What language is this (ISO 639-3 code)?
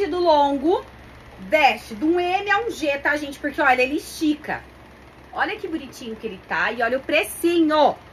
por